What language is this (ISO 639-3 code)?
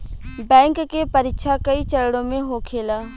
bho